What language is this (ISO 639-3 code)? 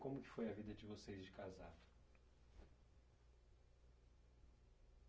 por